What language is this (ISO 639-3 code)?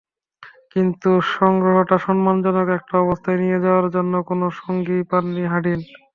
ben